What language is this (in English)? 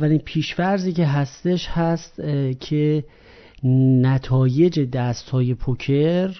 Persian